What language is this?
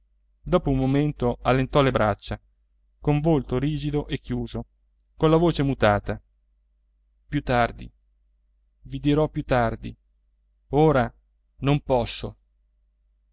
Italian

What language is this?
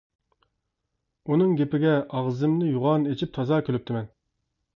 Uyghur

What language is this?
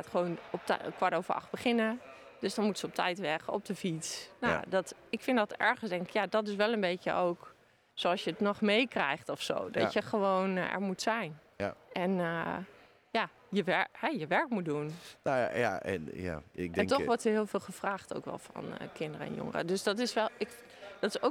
Dutch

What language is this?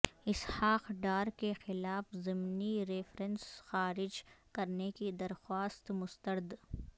Urdu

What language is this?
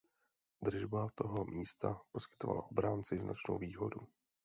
Czech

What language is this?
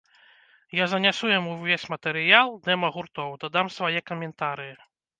Belarusian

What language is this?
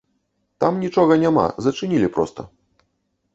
Belarusian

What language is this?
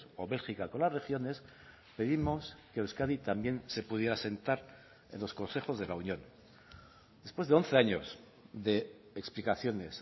Spanish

